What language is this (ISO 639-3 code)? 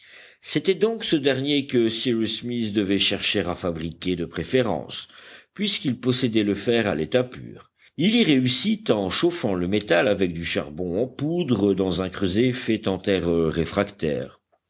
fra